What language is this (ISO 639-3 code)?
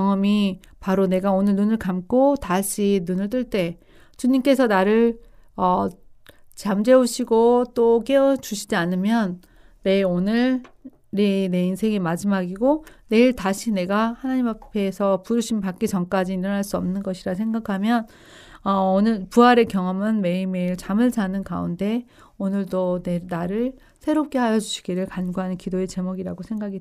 kor